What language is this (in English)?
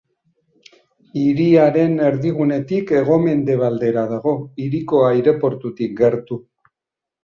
Basque